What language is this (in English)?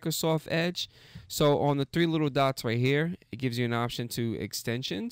English